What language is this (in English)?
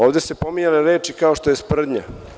Serbian